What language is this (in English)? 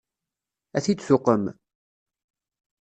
Kabyle